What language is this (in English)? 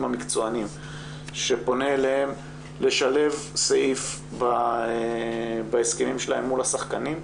Hebrew